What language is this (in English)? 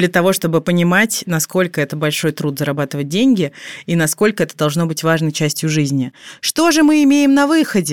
Russian